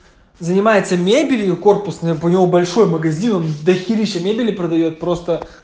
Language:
Russian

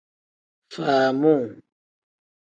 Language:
Tem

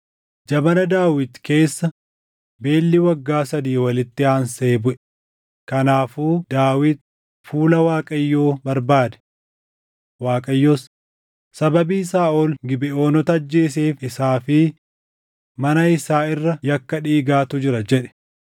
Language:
Oromo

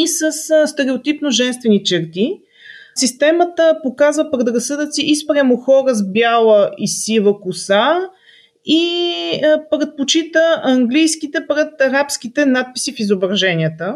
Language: Bulgarian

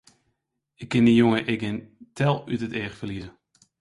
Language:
Western Frisian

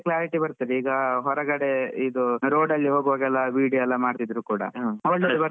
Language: Kannada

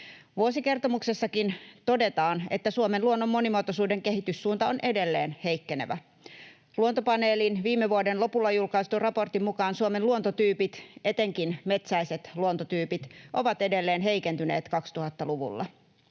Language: Finnish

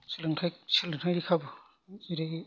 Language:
Bodo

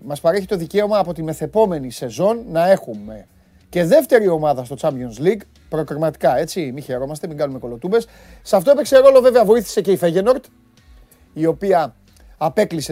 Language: Greek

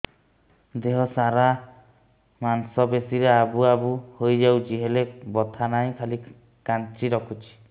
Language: Odia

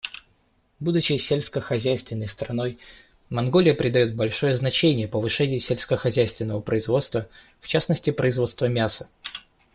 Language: Russian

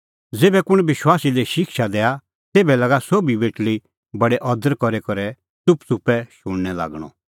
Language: Kullu Pahari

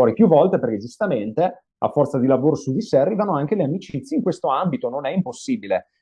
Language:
Italian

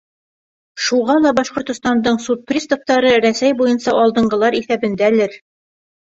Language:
Bashkir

